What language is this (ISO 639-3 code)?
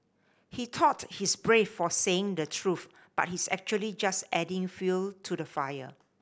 eng